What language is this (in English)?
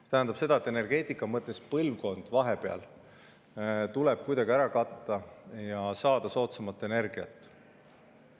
Estonian